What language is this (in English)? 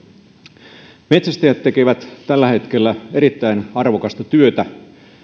Finnish